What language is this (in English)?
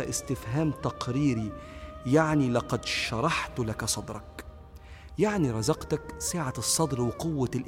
Arabic